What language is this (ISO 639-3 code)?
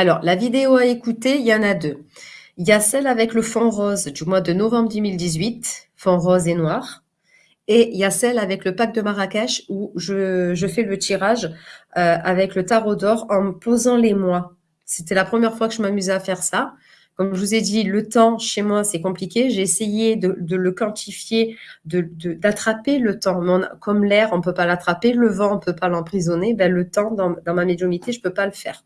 fra